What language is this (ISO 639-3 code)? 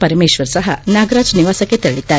kan